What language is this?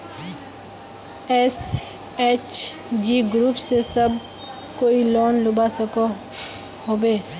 Magahi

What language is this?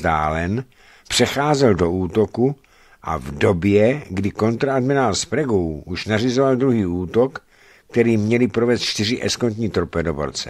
Czech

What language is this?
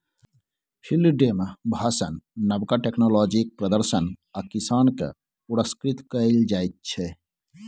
Maithili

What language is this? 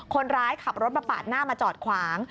Thai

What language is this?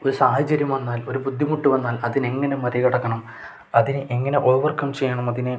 Malayalam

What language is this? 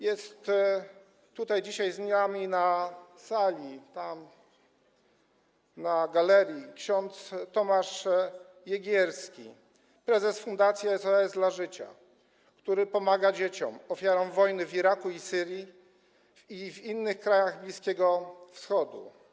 Polish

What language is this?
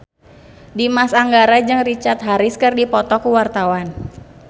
Sundanese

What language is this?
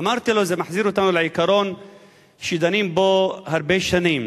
Hebrew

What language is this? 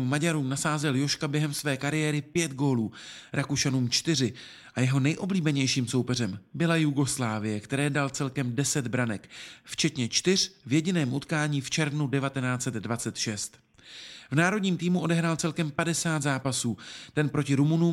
Czech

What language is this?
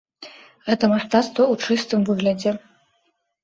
Belarusian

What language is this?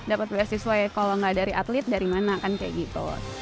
Indonesian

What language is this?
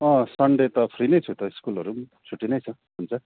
Nepali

